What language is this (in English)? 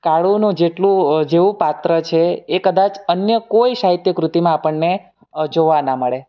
Gujarati